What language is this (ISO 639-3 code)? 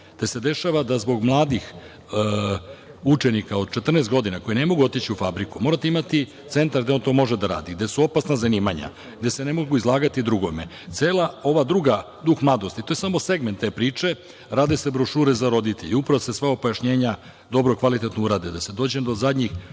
srp